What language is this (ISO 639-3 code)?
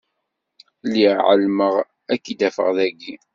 kab